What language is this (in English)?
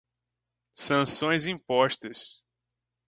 Portuguese